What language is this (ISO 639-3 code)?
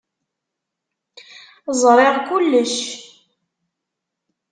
kab